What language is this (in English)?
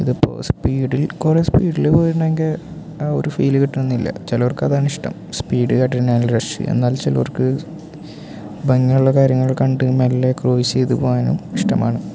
Malayalam